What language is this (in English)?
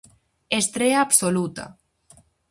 Galician